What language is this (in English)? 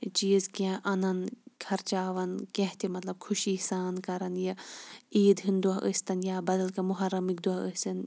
Kashmiri